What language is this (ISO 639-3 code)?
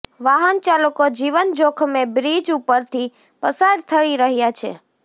guj